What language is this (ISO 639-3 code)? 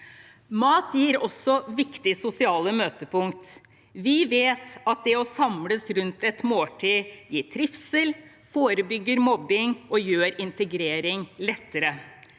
nor